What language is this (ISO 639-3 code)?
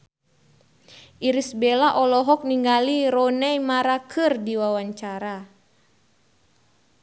sun